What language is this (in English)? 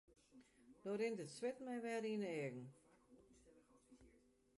Western Frisian